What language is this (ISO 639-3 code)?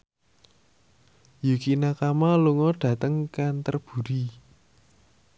jav